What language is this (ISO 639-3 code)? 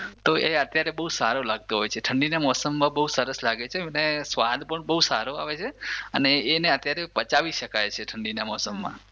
guj